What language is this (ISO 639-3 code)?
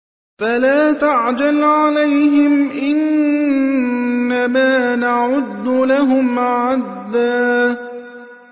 ara